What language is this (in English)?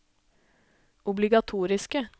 Norwegian